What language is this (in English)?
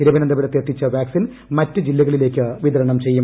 Malayalam